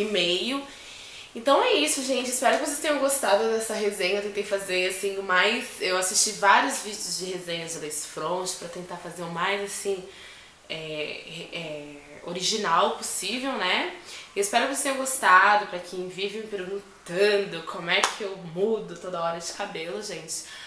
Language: Portuguese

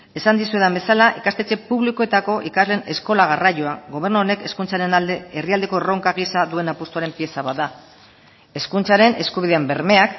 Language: Basque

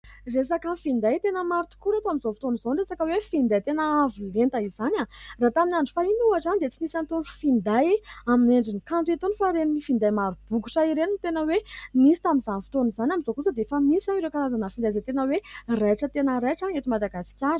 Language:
Malagasy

